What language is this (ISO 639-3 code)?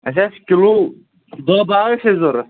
kas